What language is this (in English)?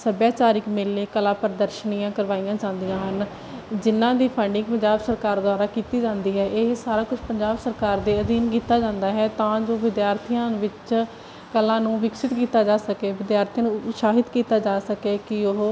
Punjabi